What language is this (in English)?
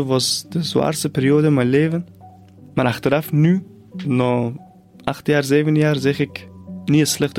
Dutch